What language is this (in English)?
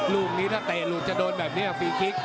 Thai